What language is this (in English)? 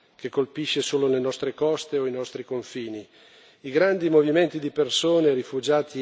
Italian